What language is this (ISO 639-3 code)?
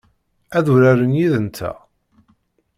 kab